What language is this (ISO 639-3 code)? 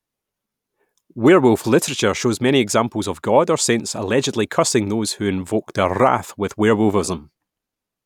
eng